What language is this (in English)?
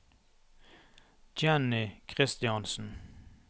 Norwegian